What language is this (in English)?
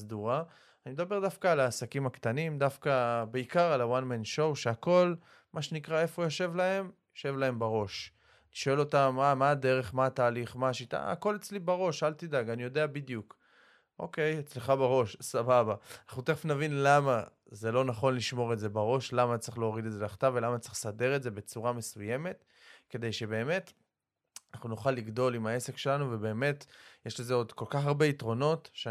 Hebrew